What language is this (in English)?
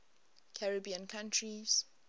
English